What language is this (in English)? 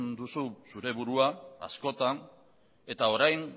Basque